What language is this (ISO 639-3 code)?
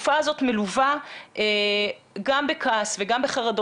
heb